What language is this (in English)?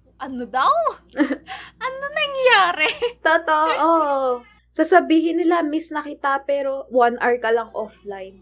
Filipino